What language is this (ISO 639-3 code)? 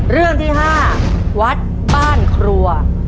tha